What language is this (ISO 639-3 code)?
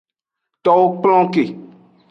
ajg